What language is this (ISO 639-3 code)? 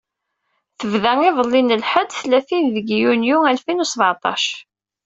kab